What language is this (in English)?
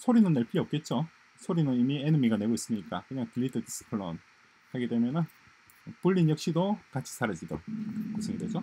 Korean